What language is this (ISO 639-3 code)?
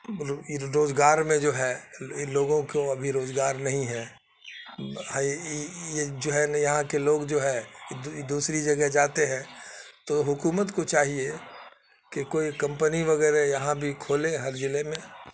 urd